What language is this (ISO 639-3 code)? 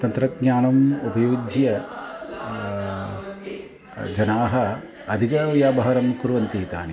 san